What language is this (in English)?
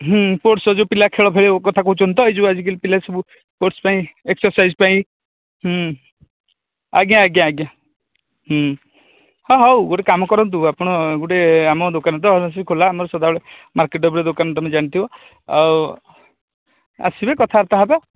Odia